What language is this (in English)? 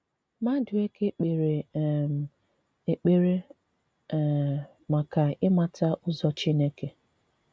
Igbo